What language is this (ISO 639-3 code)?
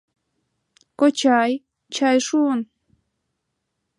chm